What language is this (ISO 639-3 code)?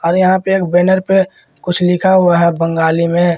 hin